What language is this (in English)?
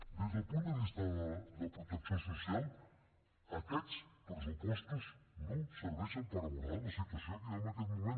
Catalan